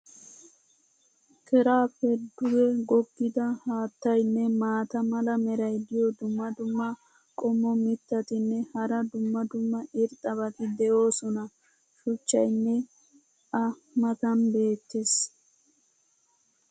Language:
Wolaytta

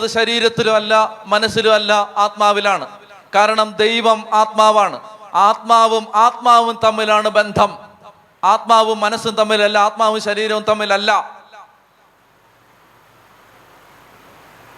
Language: Malayalam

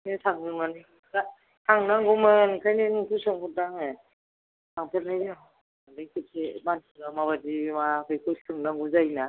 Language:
Bodo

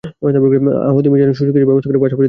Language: Bangla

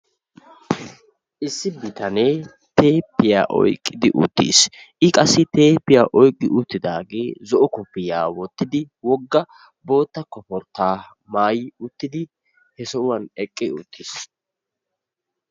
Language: Wolaytta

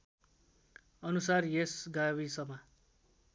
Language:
Nepali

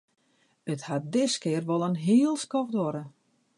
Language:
Western Frisian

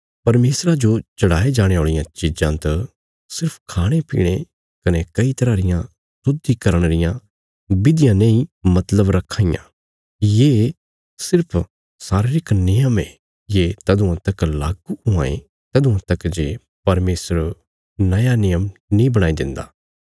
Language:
Bilaspuri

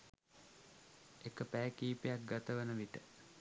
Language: Sinhala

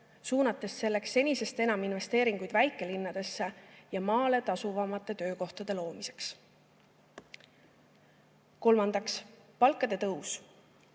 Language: Estonian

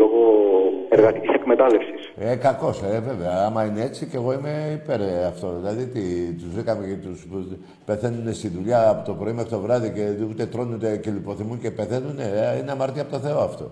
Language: Greek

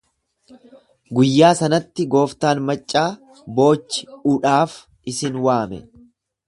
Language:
Oromo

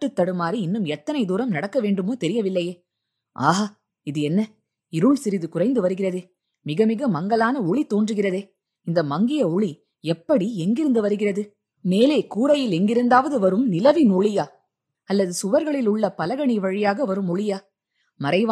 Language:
Tamil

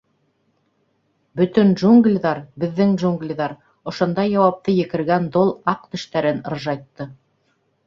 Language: Bashkir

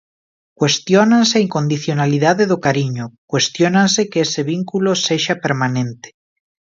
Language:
Galician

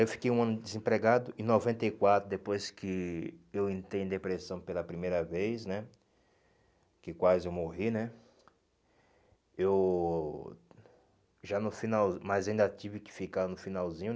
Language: Portuguese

